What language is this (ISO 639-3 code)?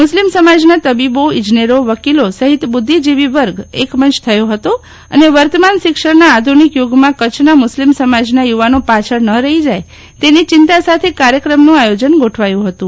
guj